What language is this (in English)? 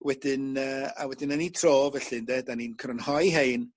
Welsh